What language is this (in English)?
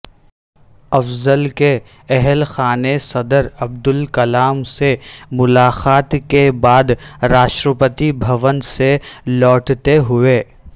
Urdu